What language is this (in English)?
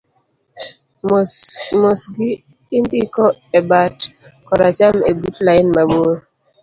Luo (Kenya and Tanzania)